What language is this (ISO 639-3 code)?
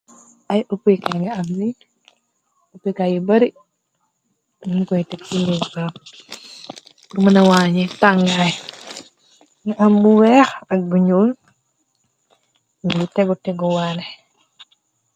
wol